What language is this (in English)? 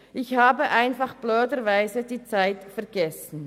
Swiss German